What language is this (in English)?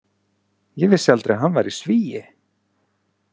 Icelandic